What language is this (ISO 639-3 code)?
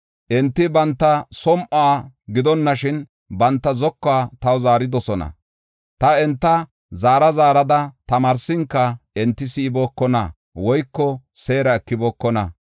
gof